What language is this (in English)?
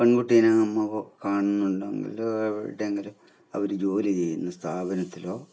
Malayalam